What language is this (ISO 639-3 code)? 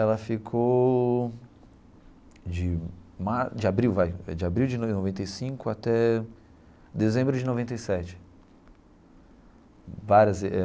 por